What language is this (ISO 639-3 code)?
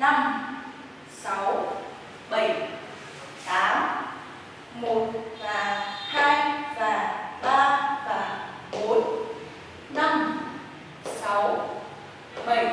vie